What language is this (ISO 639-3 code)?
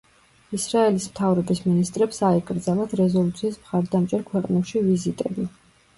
kat